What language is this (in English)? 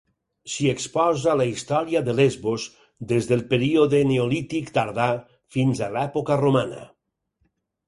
Catalan